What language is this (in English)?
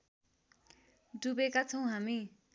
Nepali